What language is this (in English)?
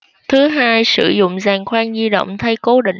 Vietnamese